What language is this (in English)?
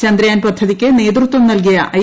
Malayalam